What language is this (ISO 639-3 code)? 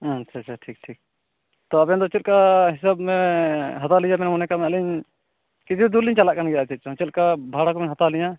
sat